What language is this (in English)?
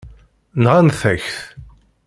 Kabyle